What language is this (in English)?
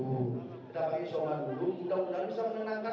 Indonesian